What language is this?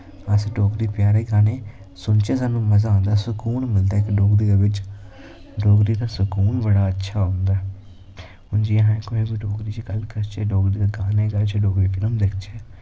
Dogri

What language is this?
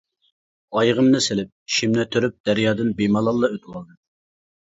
Uyghur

